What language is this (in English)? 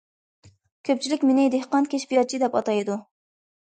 Uyghur